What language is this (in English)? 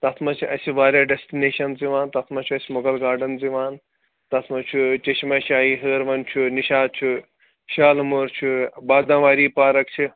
Kashmiri